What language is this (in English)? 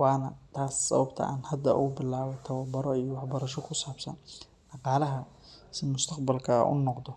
Somali